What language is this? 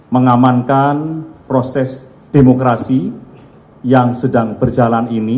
Indonesian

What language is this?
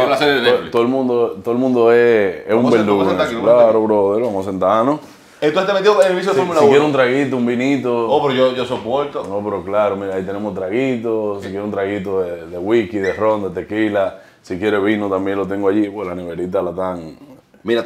Spanish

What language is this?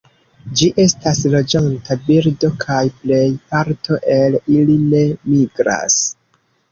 Esperanto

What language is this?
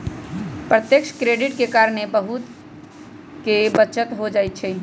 Magahi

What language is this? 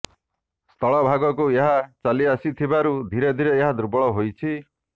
Odia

